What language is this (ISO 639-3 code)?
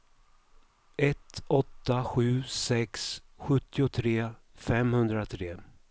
swe